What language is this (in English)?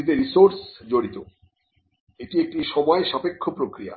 Bangla